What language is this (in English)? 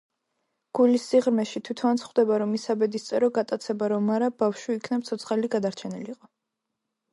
Georgian